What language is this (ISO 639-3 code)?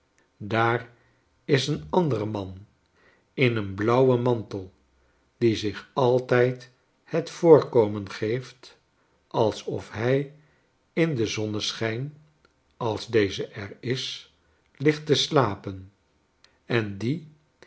nld